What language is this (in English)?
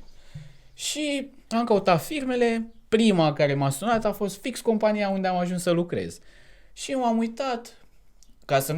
Romanian